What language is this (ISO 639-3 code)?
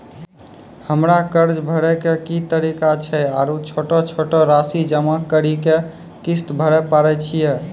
mai